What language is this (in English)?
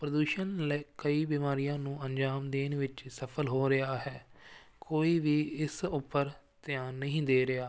Punjabi